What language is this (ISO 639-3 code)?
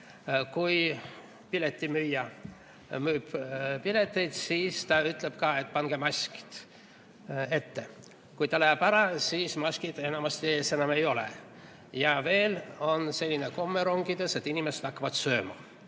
est